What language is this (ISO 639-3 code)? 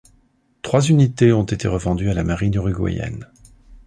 fra